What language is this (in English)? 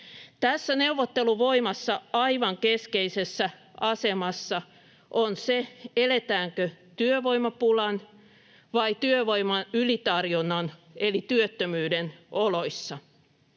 Finnish